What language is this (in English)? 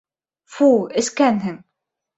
Bashkir